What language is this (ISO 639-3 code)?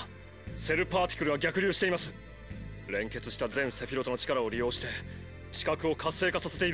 jpn